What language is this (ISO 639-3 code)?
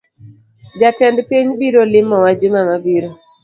luo